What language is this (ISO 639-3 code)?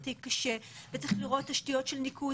heb